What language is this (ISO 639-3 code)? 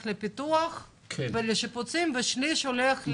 heb